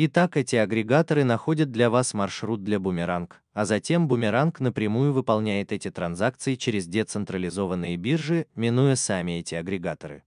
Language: Russian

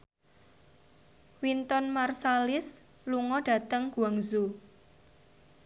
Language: Javanese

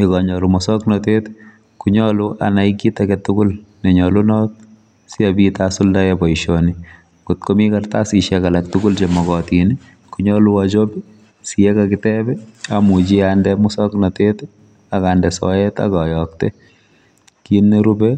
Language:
Kalenjin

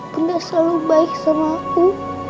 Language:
Indonesian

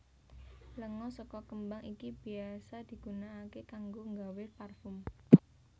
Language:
Javanese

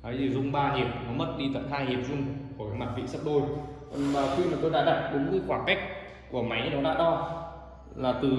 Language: Vietnamese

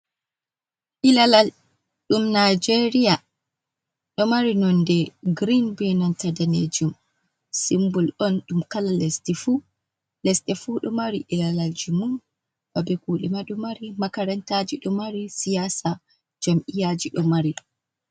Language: Fula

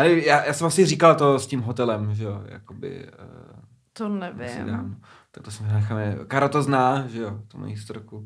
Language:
Czech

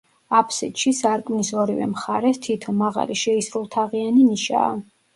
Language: Georgian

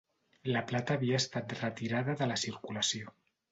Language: Catalan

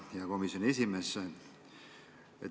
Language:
Estonian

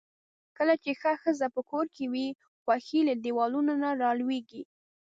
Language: Pashto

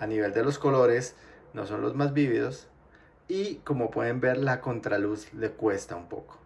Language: Spanish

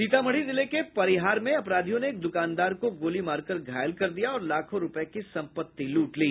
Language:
Hindi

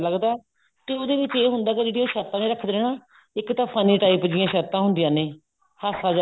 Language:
Punjabi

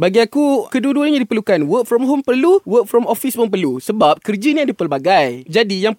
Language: Malay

